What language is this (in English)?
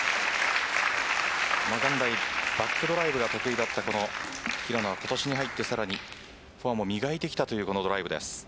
Japanese